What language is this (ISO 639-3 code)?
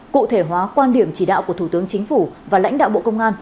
vie